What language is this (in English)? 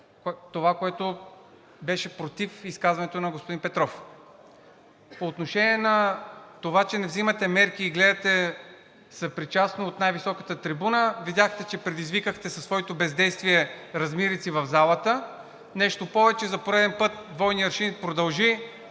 Bulgarian